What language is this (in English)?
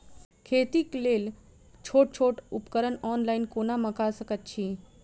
Maithili